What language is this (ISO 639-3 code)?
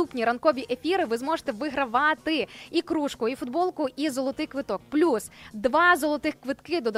ukr